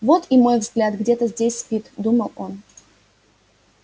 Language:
Russian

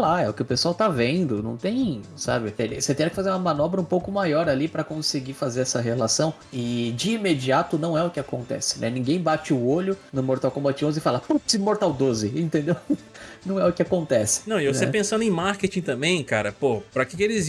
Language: Portuguese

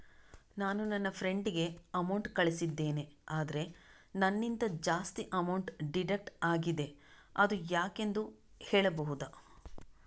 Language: Kannada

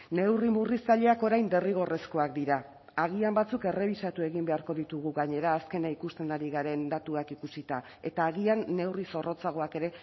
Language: Basque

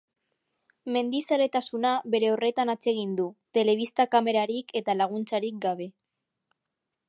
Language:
Basque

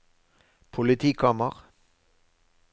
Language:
Norwegian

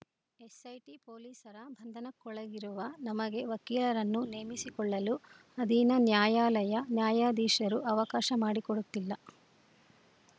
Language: Kannada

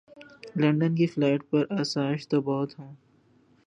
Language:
Urdu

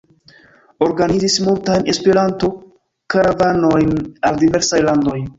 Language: Esperanto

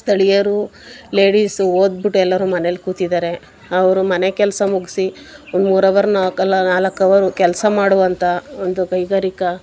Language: Kannada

